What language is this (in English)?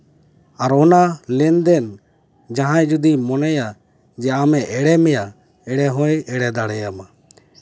Santali